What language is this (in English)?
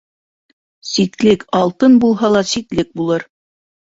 Bashkir